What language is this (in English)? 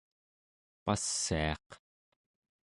Central Yupik